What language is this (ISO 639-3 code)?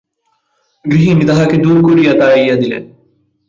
ben